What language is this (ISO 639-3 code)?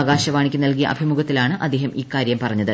mal